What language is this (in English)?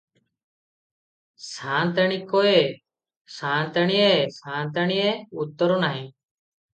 Odia